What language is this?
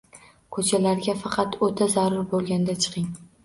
Uzbek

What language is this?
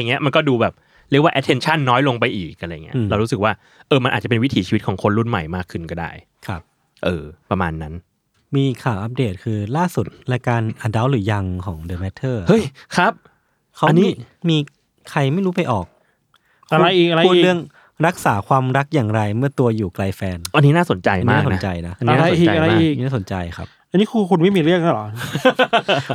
Thai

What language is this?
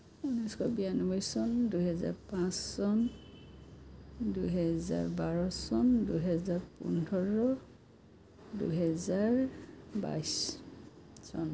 Assamese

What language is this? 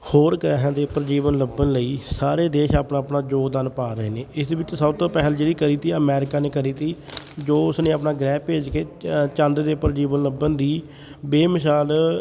Punjabi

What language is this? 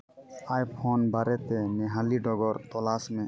Santali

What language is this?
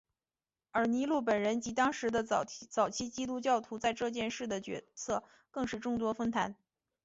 Chinese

